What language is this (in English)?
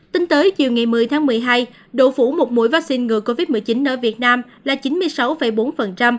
Vietnamese